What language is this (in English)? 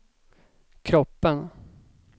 Swedish